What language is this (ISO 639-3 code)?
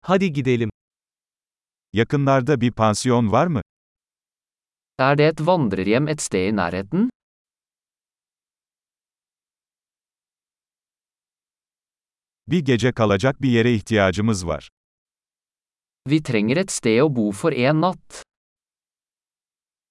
tur